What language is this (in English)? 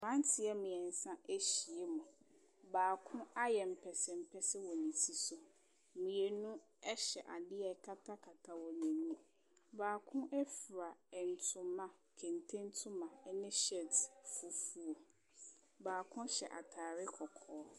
Akan